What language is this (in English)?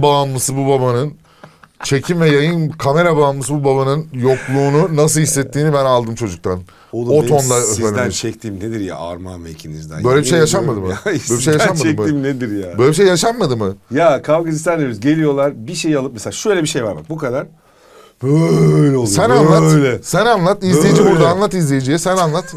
Turkish